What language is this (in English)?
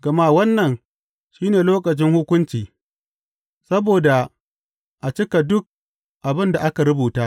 Hausa